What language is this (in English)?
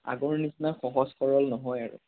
Assamese